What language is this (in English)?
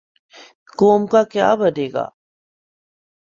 Urdu